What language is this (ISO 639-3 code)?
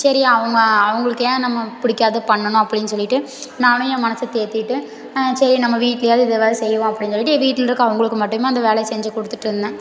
tam